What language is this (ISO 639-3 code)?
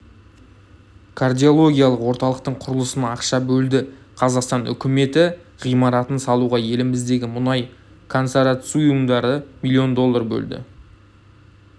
kaz